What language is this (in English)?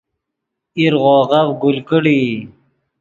Yidgha